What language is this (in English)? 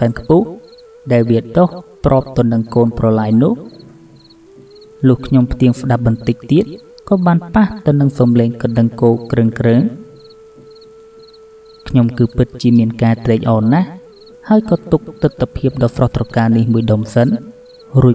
Vietnamese